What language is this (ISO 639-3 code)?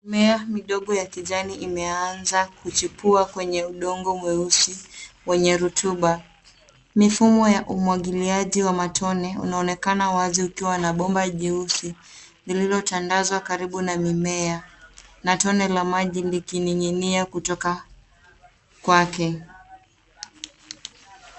swa